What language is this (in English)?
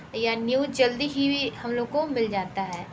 Hindi